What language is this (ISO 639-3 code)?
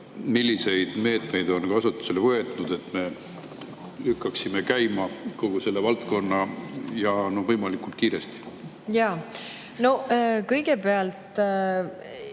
est